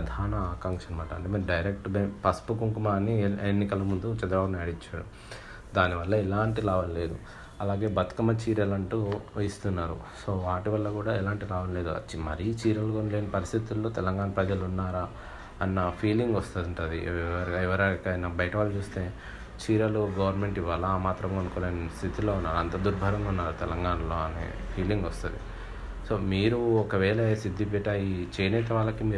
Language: Telugu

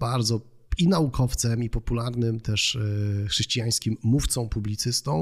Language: Polish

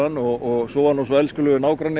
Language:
Icelandic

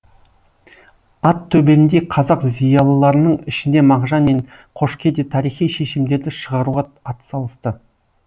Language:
Kazakh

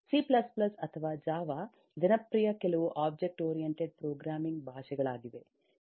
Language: Kannada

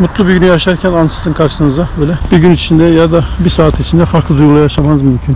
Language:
Turkish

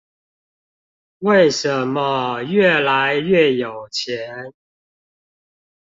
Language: Chinese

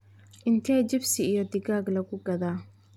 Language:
Somali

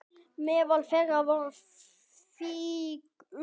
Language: Icelandic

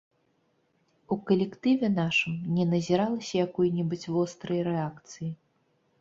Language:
Belarusian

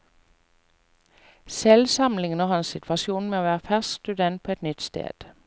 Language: Norwegian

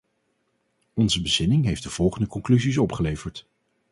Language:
Dutch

